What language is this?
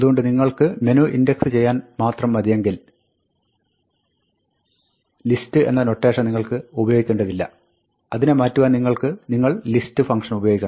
Malayalam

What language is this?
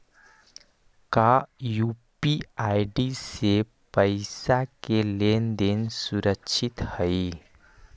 Magahi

